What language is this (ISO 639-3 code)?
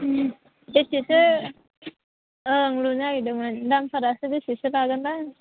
brx